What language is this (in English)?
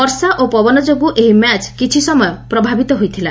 Odia